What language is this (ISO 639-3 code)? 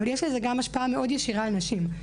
heb